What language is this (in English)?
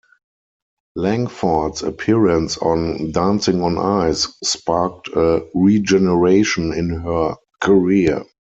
English